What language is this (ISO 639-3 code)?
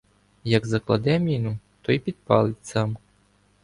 ukr